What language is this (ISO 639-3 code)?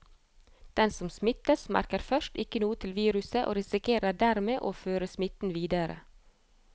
nor